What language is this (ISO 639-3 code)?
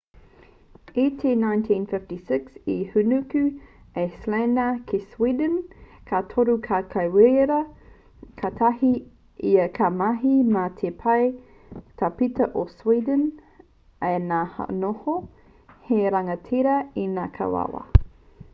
mri